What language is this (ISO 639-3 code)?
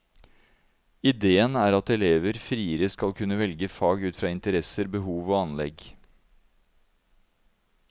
nor